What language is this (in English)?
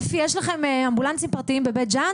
Hebrew